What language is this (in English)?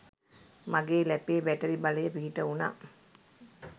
Sinhala